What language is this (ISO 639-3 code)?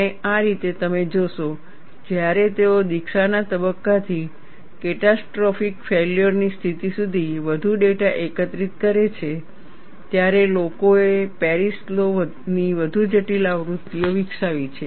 guj